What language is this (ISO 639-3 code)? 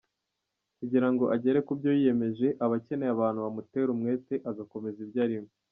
kin